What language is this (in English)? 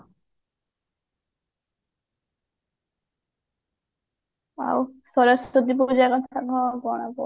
Odia